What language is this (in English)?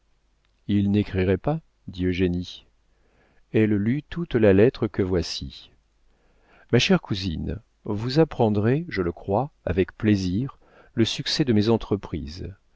French